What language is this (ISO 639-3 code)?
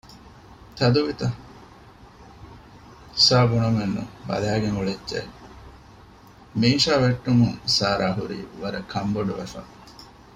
div